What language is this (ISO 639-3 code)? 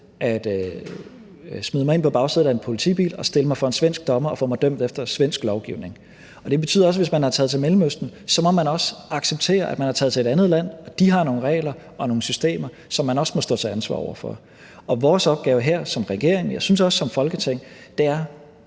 dan